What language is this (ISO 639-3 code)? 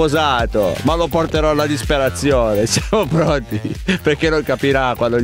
ita